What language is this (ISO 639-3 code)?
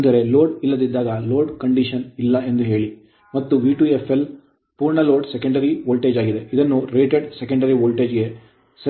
kan